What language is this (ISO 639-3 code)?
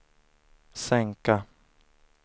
swe